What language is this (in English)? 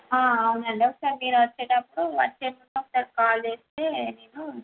Telugu